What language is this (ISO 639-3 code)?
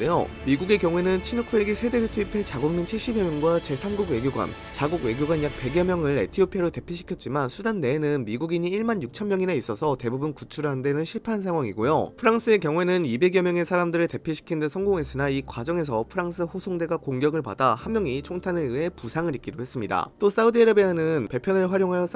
kor